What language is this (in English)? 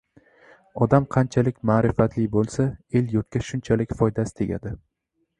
Uzbek